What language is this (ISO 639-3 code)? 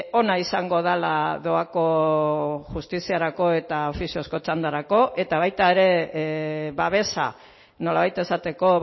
eus